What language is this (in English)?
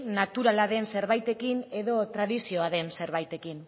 Basque